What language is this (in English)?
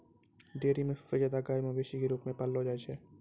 Maithili